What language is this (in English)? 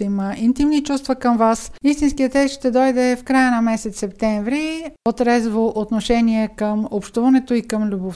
Bulgarian